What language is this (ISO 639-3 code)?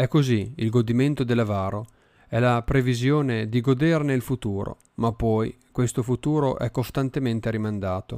ita